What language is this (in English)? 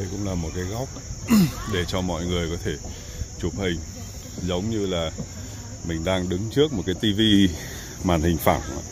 Vietnamese